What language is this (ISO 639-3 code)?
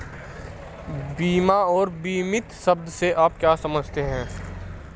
hin